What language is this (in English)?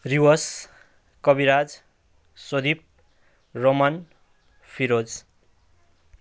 Nepali